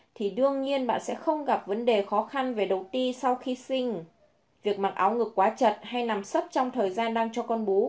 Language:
Vietnamese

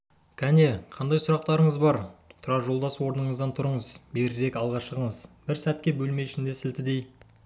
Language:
Kazakh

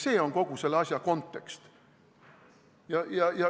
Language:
Estonian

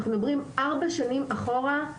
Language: Hebrew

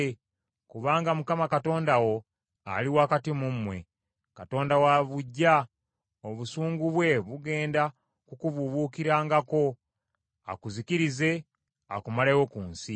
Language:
Ganda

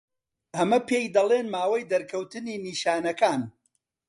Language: Central Kurdish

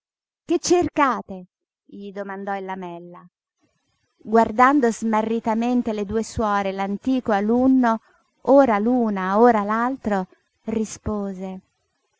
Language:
Italian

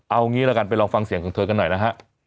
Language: Thai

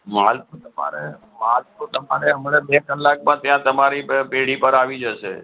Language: Gujarati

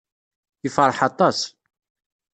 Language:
Kabyle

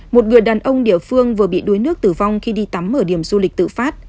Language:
Vietnamese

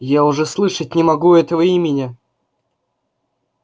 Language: Russian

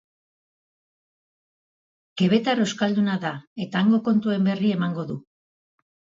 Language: Basque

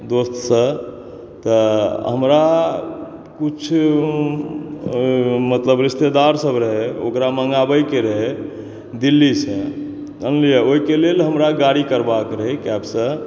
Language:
Maithili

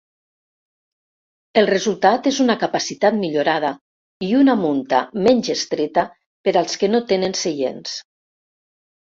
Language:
Catalan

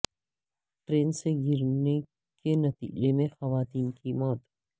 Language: Urdu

